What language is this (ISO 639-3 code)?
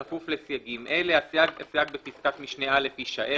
heb